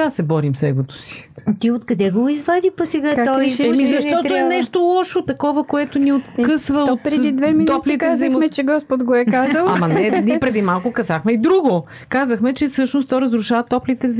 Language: Bulgarian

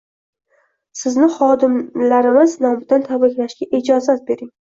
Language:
Uzbek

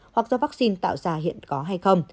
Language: Vietnamese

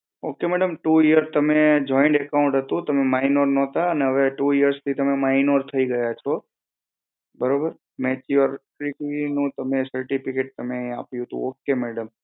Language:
Gujarati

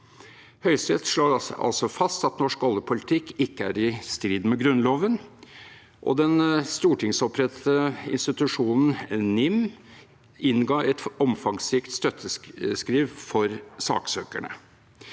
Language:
Norwegian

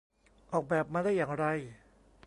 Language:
Thai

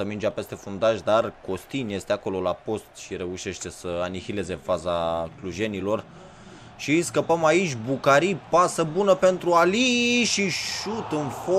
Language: Romanian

